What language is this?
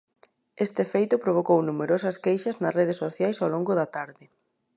Galician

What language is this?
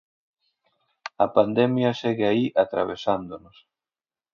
Galician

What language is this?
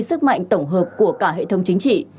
Vietnamese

